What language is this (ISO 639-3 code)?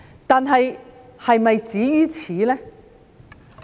yue